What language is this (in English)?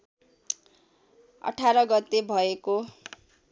Nepali